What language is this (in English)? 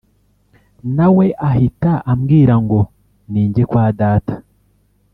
Kinyarwanda